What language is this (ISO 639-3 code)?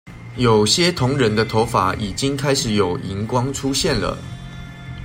zho